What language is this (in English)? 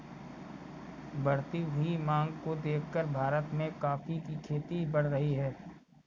Hindi